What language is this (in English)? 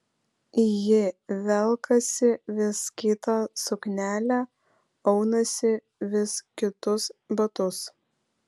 Lithuanian